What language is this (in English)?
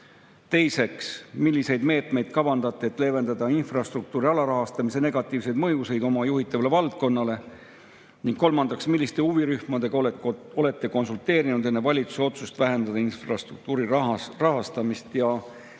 Estonian